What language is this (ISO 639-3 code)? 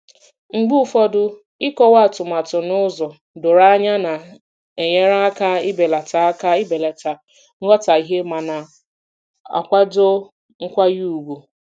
ibo